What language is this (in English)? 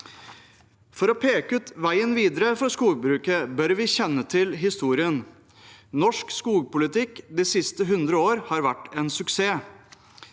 Norwegian